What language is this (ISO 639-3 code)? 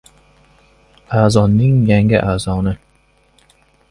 uzb